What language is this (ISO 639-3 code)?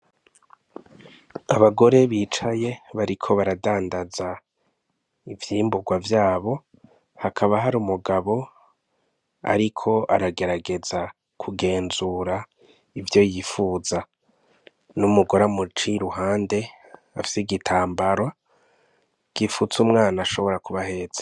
run